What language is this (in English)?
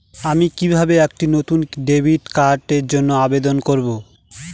Bangla